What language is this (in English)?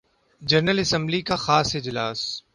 Urdu